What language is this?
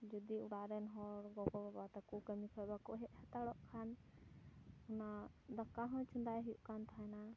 Santali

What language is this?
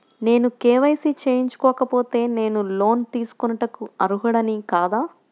Telugu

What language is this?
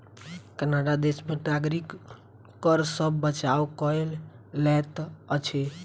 Maithili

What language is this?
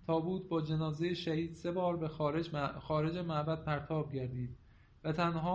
Persian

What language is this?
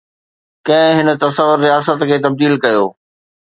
Sindhi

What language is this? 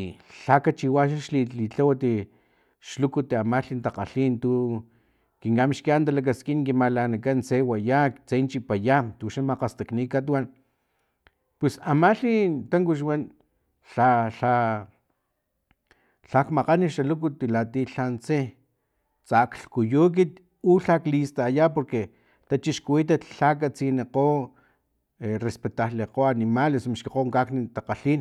Filomena Mata-Coahuitlán Totonac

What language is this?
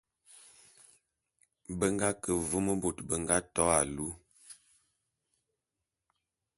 Bulu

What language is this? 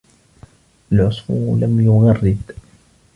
Arabic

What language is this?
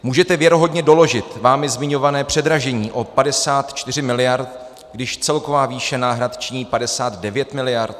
Czech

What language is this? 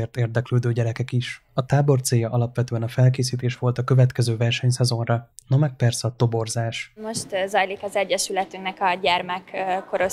Hungarian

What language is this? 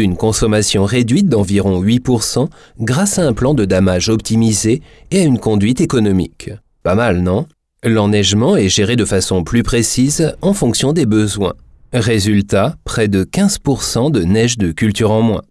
French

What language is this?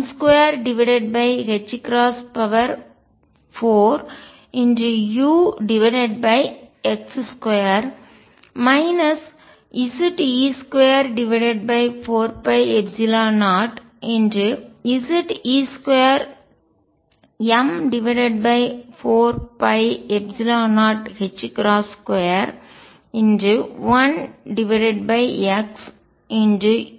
Tamil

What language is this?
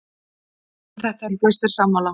Icelandic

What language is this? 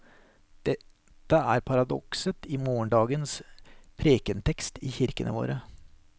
Norwegian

